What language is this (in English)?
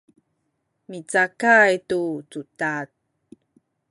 Sakizaya